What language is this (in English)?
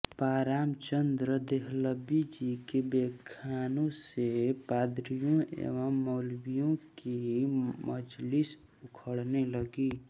Hindi